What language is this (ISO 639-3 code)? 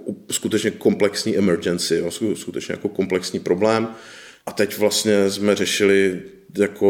ces